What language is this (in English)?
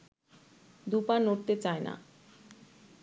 Bangla